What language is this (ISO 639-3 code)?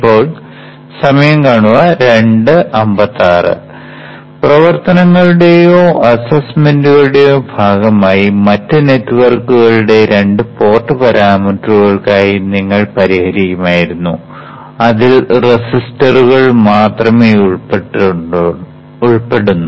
mal